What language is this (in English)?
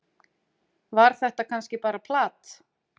Icelandic